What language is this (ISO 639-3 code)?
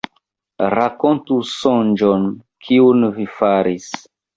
epo